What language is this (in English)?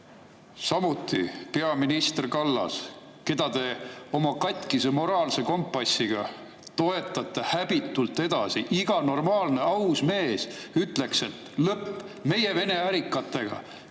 Estonian